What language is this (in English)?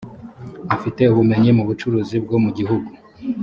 Kinyarwanda